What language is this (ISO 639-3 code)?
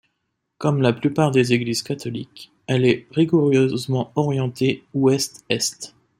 fra